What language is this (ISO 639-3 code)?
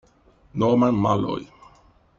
ita